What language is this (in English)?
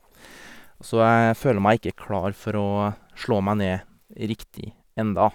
Norwegian